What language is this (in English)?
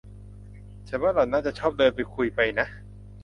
Thai